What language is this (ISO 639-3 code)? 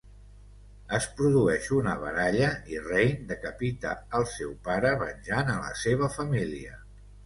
cat